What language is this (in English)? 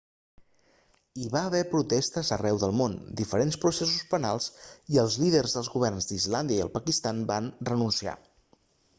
Catalan